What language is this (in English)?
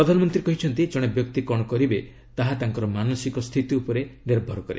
Odia